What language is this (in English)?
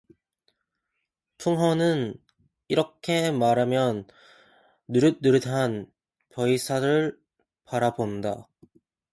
Korean